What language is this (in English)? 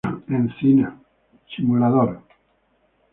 Spanish